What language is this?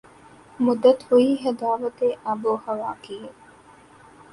Urdu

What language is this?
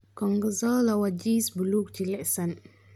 Somali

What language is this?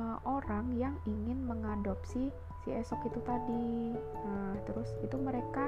Indonesian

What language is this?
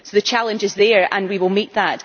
English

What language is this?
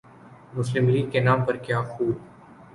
Urdu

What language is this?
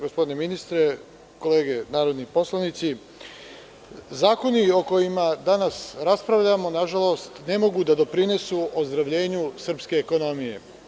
Serbian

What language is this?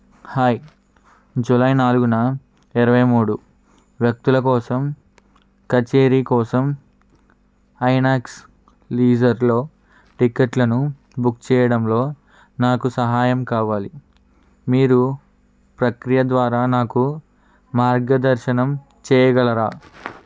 Telugu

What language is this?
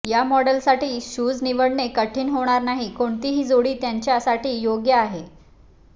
Marathi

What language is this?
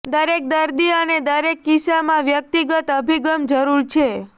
Gujarati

